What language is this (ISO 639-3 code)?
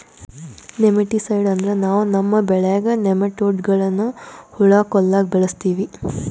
kan